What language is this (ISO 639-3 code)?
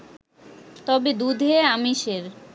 ben